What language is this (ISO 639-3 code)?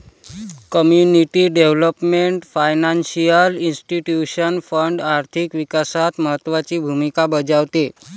mar